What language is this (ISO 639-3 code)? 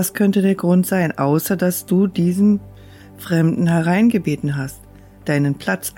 deu